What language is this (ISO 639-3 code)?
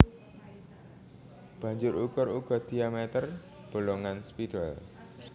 jav